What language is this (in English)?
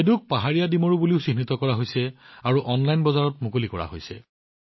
Assamese